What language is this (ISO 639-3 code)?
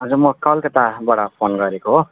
nep